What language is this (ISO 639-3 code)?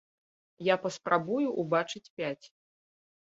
bel